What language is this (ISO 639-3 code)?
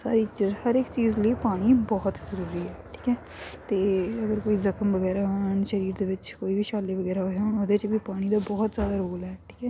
pan